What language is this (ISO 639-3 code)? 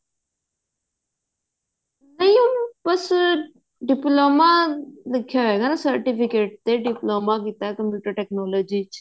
pan